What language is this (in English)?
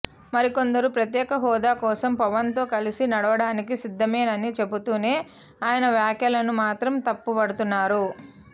Telugu